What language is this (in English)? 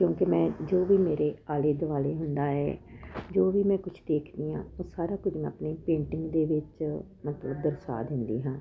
Punjabi